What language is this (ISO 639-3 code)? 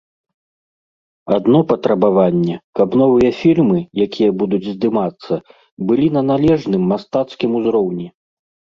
bel